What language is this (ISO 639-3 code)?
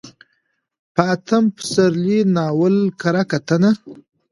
pus